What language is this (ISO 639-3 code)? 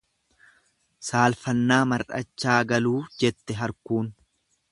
orm